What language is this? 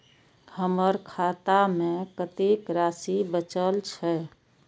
Maithili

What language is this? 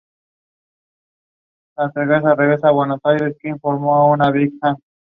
Spanish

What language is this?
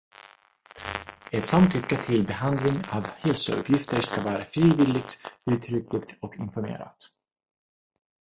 Swedish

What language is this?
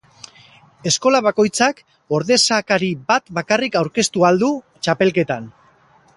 Basque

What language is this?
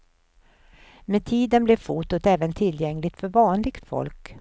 Swedish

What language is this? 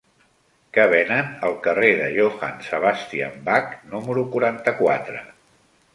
Catalan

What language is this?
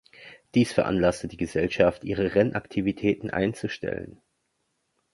German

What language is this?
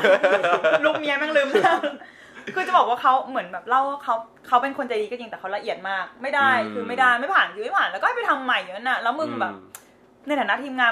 Thai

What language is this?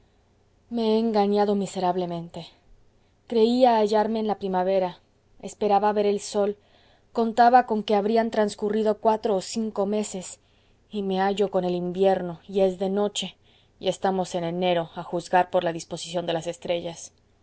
Spanish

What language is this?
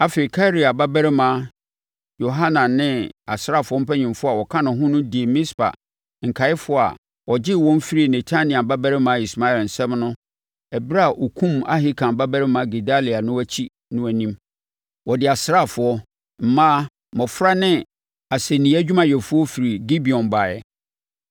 Akan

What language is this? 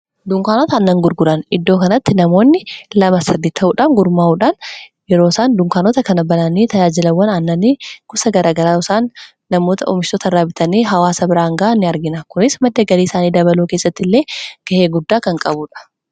Oromo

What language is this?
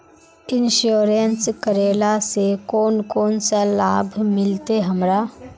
Magahi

